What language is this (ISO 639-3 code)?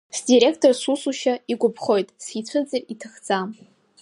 abk